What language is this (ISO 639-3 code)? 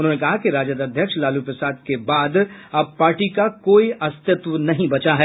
hin